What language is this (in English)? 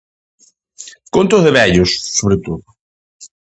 Galician